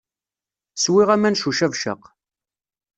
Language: Kabyle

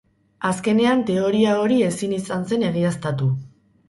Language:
Basque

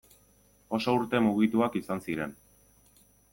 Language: Basque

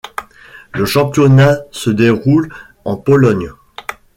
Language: French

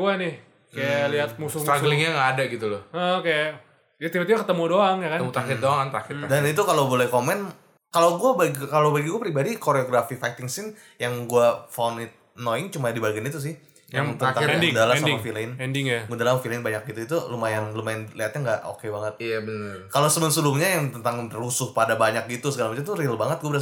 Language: Indonesian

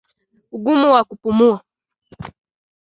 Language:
Swahili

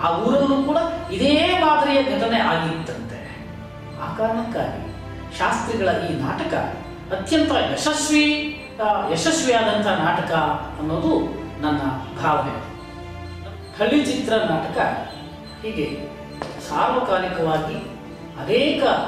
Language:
Korean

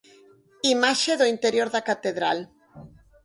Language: Galician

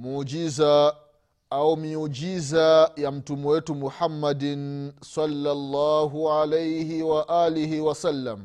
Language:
Swahili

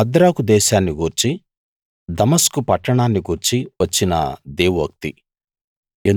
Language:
Telugu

